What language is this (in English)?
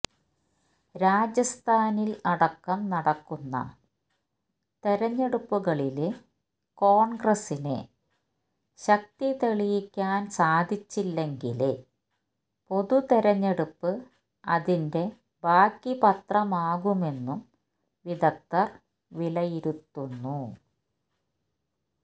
Malayalam